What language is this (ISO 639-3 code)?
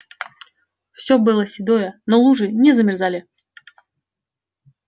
rus